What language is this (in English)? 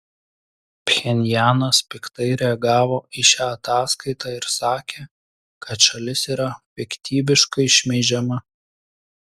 Lithuanian